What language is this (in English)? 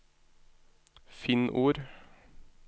Norwegian